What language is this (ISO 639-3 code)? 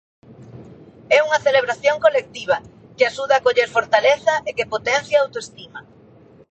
glg